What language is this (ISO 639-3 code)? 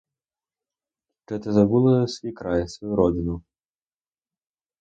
ukr